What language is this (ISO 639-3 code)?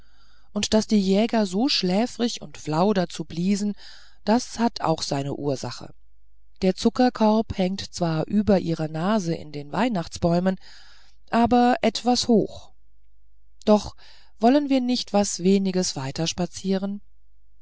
deu